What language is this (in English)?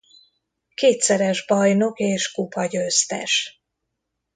Hungarian